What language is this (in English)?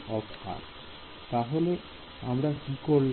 Bangla